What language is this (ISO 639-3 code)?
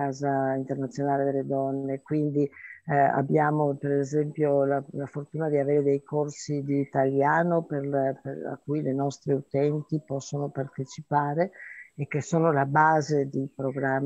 ita